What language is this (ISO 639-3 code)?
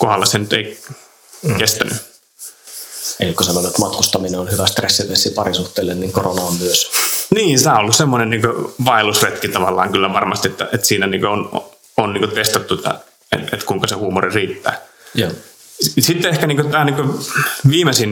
fin